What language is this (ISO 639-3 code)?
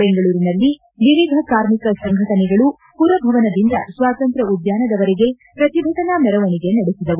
kan